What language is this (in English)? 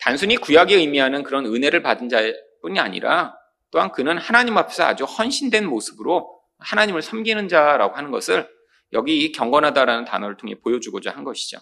Korean